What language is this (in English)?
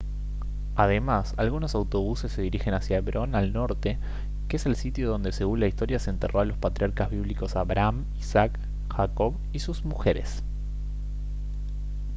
Spanish